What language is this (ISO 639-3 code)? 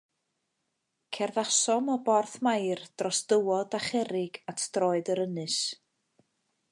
cym